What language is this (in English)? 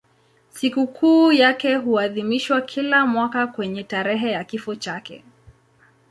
Swahili